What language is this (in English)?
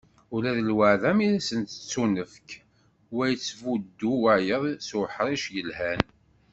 Kabyle